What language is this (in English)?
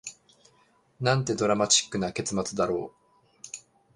Japanese